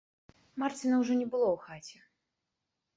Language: Belarusian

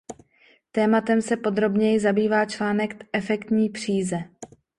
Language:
Czech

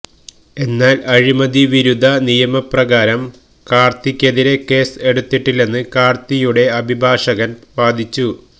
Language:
Malayalam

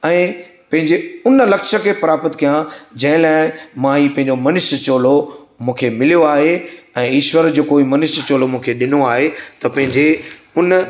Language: Sindhi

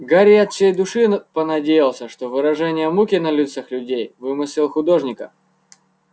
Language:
Russian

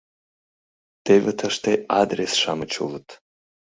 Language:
Mari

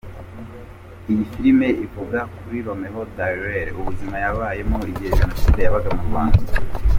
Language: Kinyarwanda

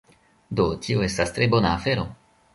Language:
Esperanto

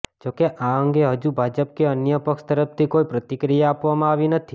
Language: Gujarati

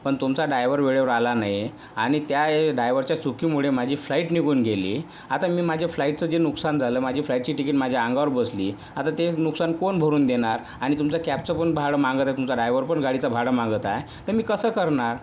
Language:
Marathi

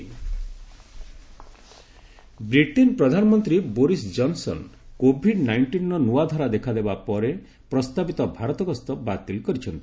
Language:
Odia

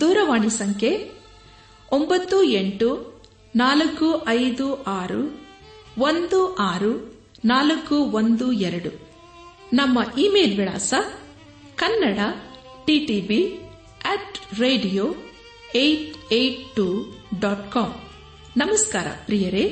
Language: Kannada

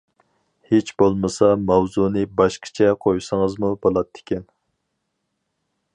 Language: Uyghur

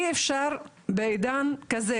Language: Hebrew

